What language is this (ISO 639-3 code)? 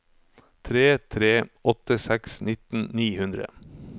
nor